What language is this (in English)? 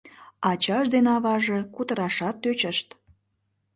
Mari